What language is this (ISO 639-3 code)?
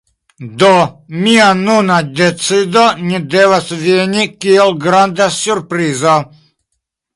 epo